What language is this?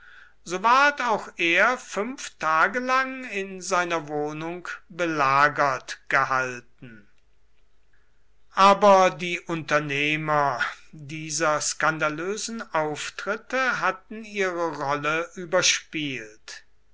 German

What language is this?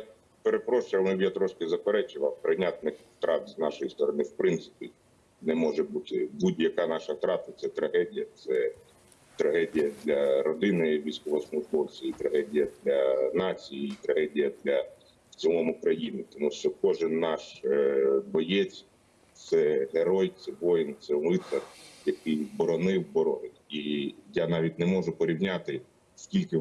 Ukrainian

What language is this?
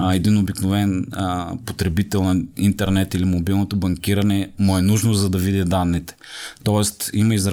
Bulgarian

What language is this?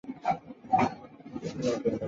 Chinese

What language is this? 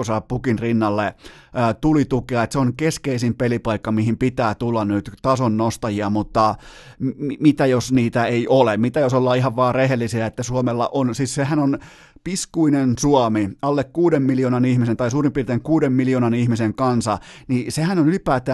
Finnish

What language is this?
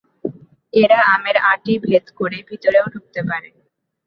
Bangla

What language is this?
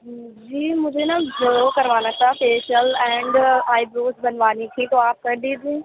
Urdu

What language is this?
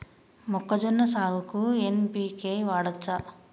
Telugu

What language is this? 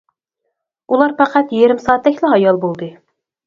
Uyghur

